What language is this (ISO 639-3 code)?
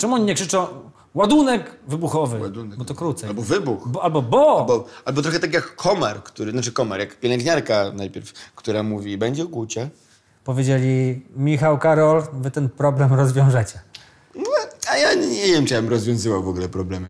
pol